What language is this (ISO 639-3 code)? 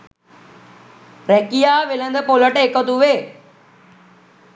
sin